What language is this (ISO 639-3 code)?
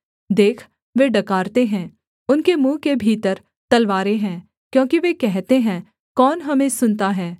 hin